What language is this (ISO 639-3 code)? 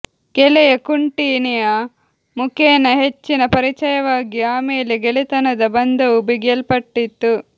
kan